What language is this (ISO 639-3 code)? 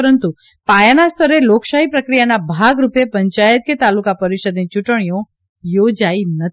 guj